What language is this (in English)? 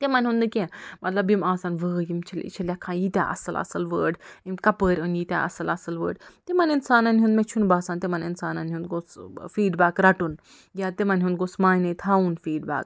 Kashmiri